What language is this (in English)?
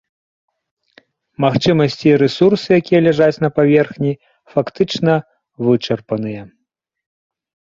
Belarusian